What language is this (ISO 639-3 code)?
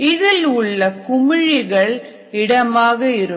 tam